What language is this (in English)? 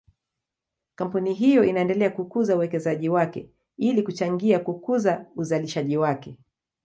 Swahili